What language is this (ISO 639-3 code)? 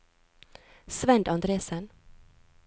nor